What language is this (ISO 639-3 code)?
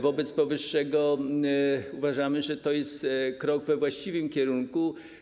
pol